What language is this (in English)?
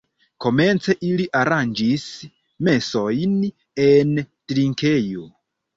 Esperanto